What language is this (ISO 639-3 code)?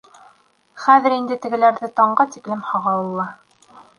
bak